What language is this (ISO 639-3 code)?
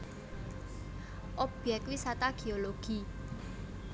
jav